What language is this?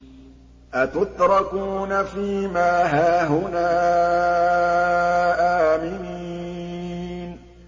Arabic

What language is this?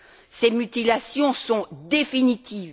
French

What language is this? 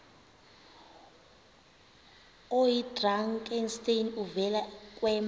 Xhosa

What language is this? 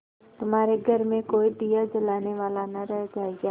Hindi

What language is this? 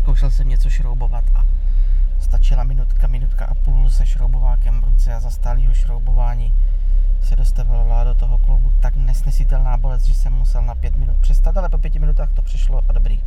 Czech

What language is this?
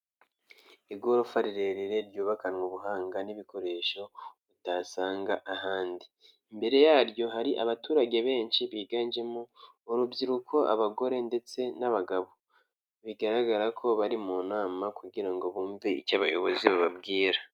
Kinyarwanda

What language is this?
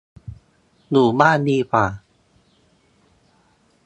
Thai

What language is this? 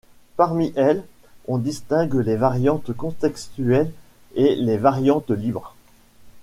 French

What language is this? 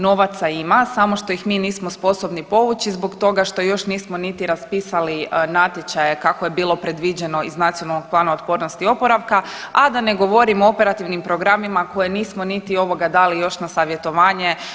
Croatian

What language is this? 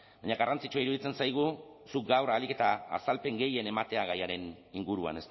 Basque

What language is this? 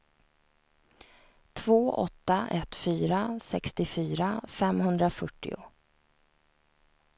Swedish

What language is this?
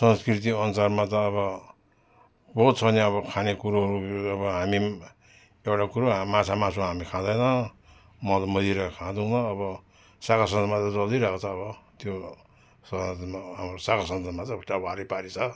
Nepali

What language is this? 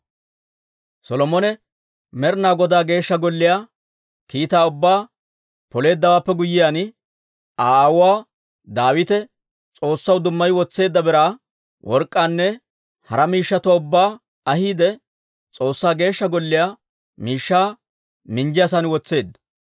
Dawro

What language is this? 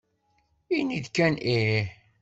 Kabyle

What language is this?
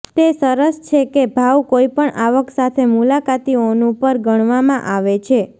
Gujarati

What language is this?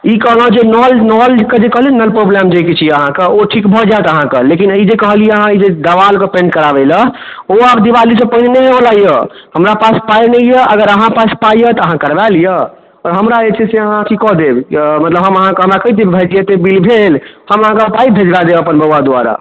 Maithili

